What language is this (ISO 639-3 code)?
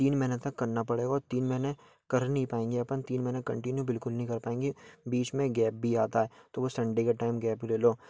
hin